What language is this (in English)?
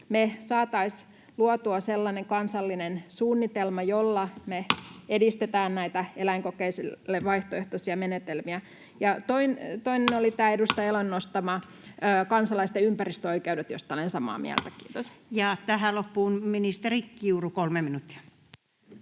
Finnish